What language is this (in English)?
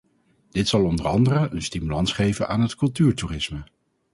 Dutch